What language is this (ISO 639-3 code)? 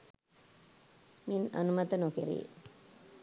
sin